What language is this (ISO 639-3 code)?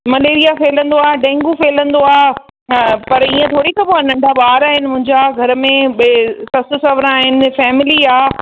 snd